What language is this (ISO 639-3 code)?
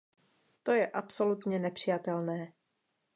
ces